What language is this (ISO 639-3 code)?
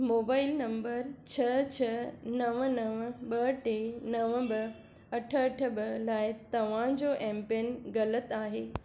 snd